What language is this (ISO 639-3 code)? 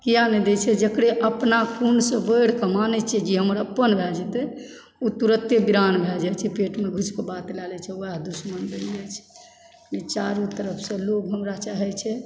mai